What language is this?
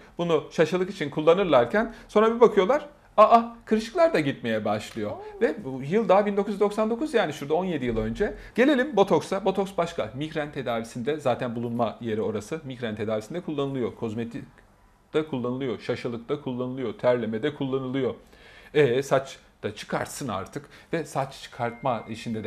Turkish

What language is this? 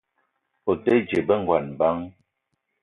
Eton (Cameroon)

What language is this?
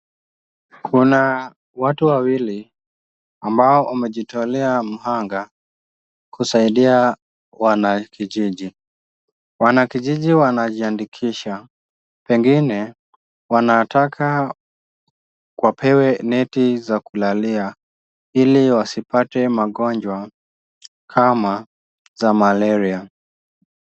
Swahili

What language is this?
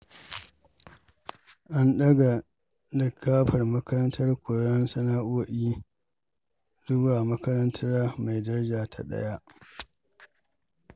Hausa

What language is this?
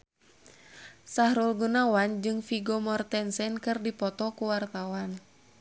Sundanese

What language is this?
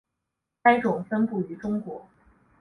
Chinese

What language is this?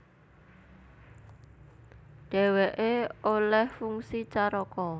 Javanese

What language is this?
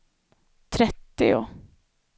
Swedish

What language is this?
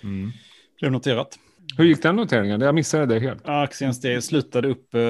Swedish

